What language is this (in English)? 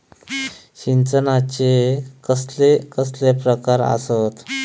Marathi